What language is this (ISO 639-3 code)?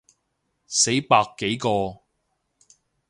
yue